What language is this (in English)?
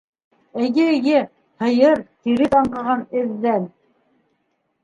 Bashkir